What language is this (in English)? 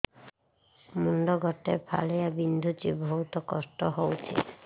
Odia